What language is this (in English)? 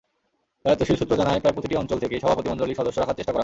Bangla